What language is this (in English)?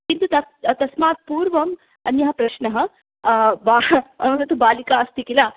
Sanskrit